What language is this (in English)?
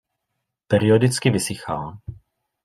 Czech